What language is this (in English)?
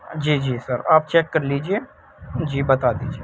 Urdu